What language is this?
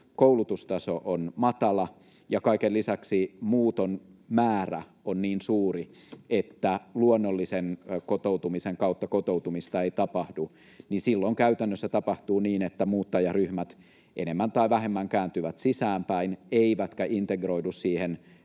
Finnish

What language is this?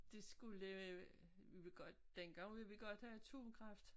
Danish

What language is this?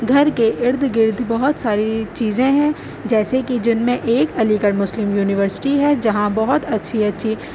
Urdu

